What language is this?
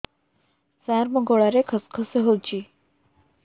Odia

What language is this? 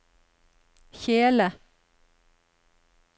Norwegian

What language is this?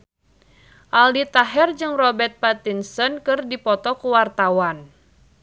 Sundanese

